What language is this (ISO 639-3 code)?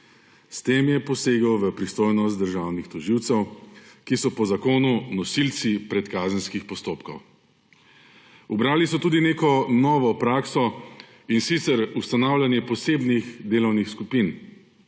slv